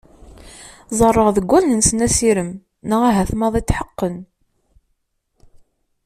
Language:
Kabyle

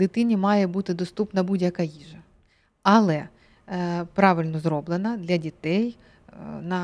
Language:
Ukrainian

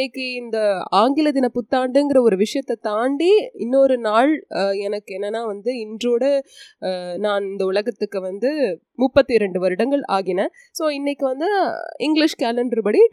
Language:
Tamil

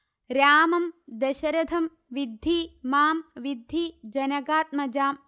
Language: Malayalam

